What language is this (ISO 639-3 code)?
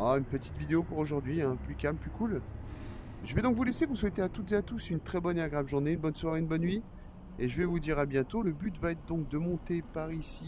fra